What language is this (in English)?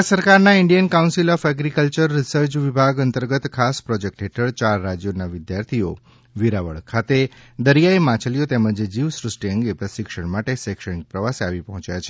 Gujarati